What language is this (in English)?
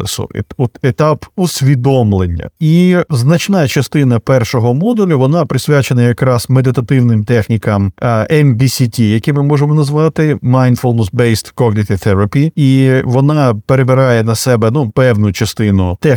Ukrainian